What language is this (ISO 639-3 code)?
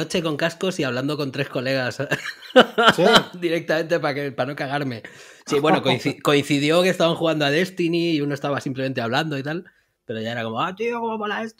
spa